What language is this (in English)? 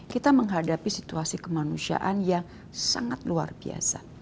Indonesian